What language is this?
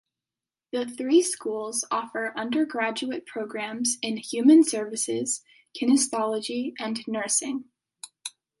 English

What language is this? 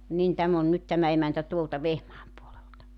Finnish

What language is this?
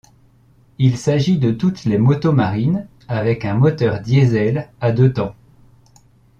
French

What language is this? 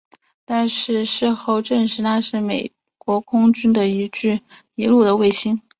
Chinese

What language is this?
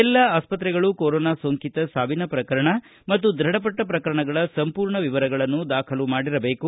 Kannada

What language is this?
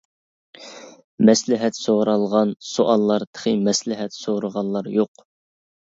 Uyghur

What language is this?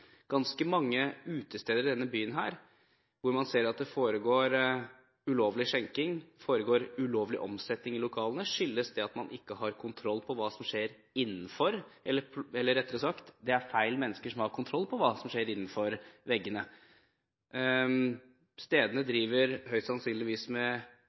Norwegian Bokmål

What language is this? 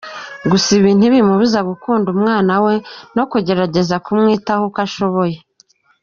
Kinyarwanda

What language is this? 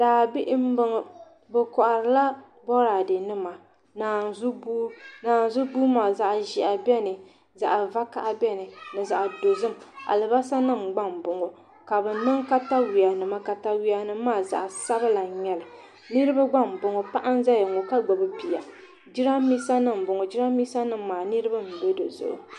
Dagbani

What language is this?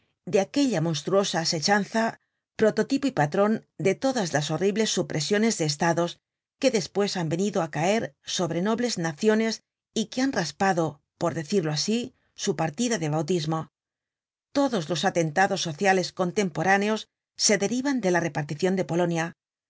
Spanish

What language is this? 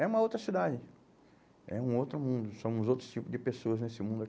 Portuguese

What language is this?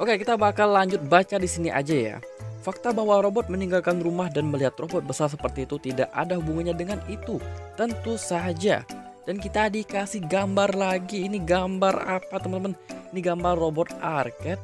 Indonesian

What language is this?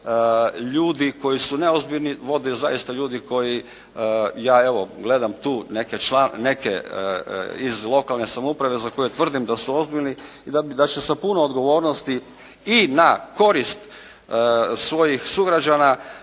Croatian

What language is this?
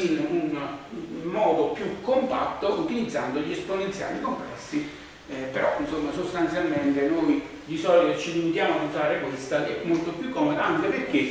Italian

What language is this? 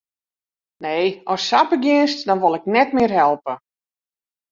Western Frisian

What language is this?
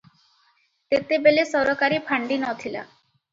Odia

